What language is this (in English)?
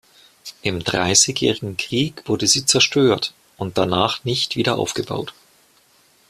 German